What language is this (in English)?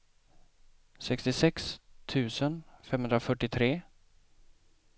Swedish